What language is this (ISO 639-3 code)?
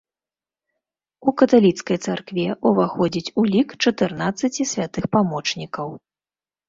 bel